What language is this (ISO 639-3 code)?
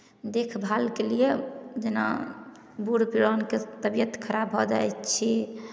mai